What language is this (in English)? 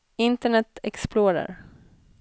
Swedish